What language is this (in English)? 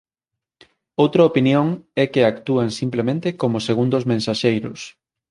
Galician